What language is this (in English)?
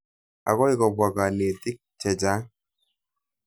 Kalenjin